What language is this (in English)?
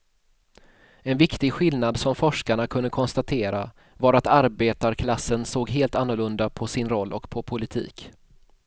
Swedish